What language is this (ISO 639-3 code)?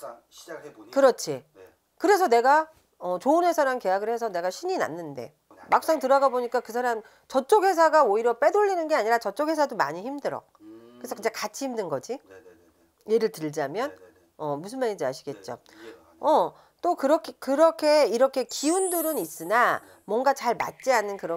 kor